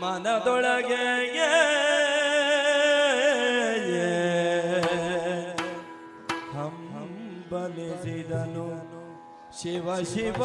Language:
Kannada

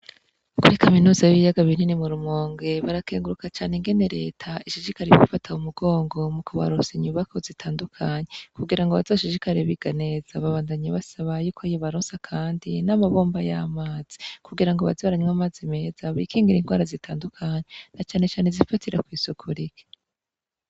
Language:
Rundi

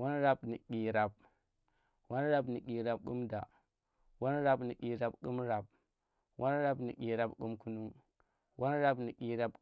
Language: Tera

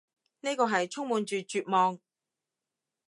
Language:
Cantonese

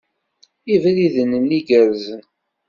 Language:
Kabyle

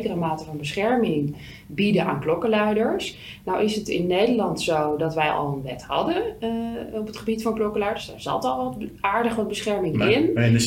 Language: Dutch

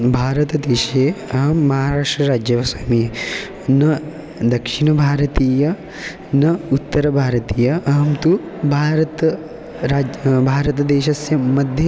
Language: Sanskrit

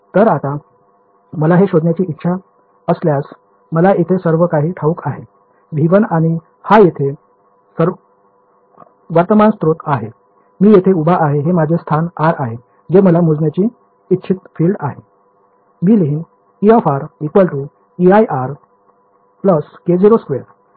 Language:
Marathi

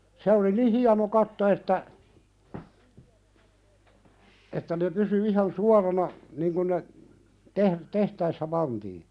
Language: Finnish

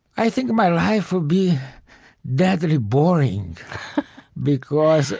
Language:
English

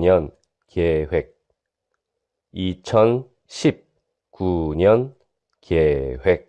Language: Korean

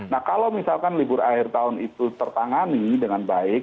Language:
Indonesian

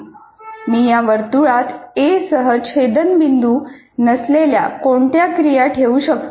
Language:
Marathi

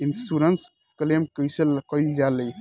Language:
Bhojpuri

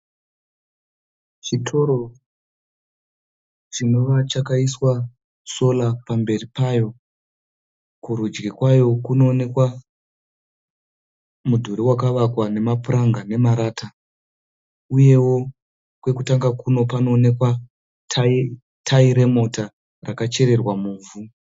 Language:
Shona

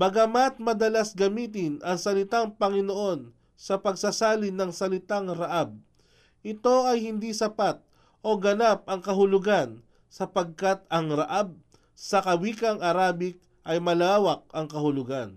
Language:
Filipino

